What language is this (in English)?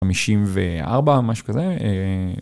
Hebrew